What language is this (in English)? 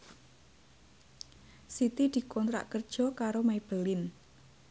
Javanese